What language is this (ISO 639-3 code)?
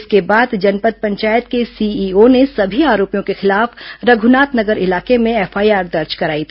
hin